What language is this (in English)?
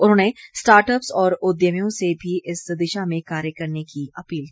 Hindi